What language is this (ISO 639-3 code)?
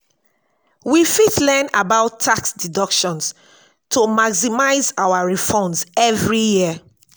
pcm